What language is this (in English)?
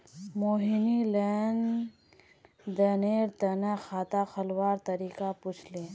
Magahi